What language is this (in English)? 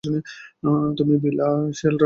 Bangla